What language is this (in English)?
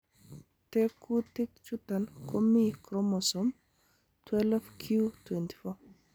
Kalenjin